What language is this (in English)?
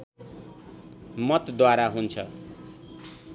Nepali